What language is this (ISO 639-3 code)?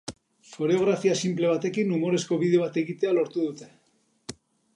eus